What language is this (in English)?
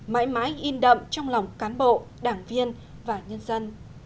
Vietnamese